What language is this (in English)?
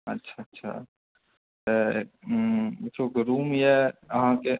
Maithili